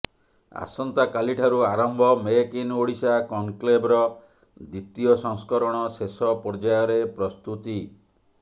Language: Odia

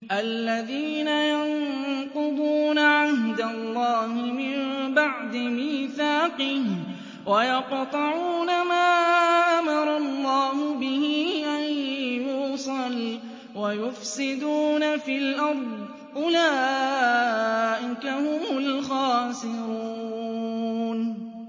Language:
Arabic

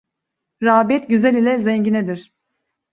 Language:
Turkish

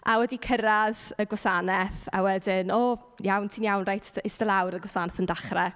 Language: Welsh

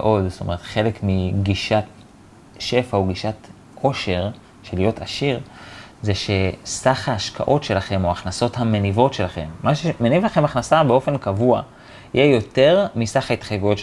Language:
Hebrew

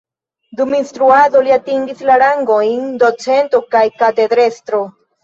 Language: Esperanto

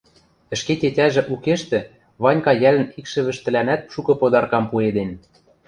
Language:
Western Mari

